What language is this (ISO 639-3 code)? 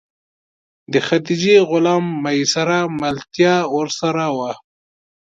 pus